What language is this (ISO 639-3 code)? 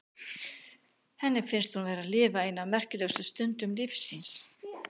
isl